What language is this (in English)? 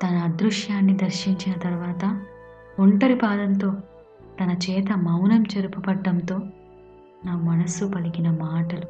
Telugu